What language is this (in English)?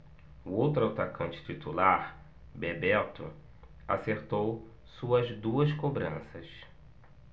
Portuguese